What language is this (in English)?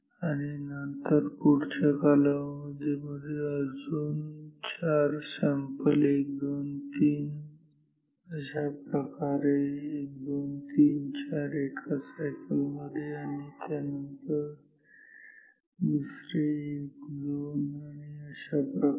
Marathi